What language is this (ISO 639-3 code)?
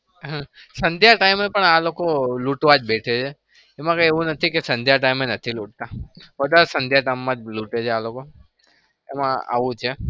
guj